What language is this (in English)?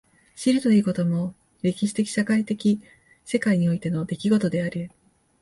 Japanese